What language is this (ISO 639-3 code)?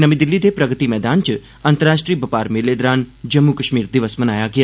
doi